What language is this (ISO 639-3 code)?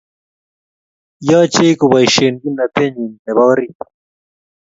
kln